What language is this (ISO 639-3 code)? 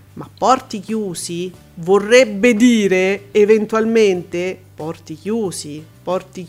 ita